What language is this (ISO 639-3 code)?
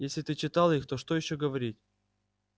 rus